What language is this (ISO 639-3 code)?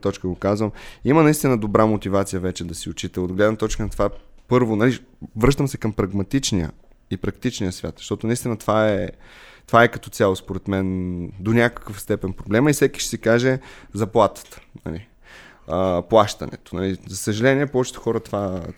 bul